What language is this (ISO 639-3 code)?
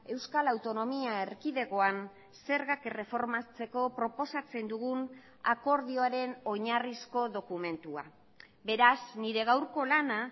eus